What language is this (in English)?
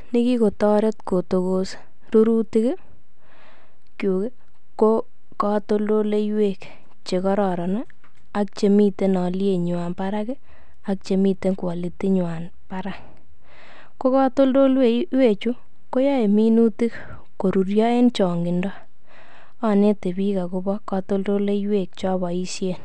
Kalenjin